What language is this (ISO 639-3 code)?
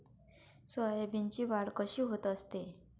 mar